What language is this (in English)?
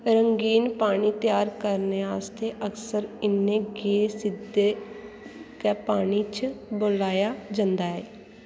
Dogri